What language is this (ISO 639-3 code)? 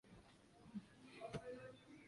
swa